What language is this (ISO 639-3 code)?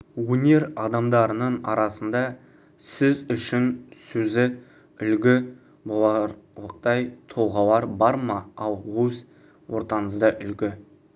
kaz